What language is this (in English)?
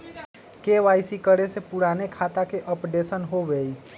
Magahi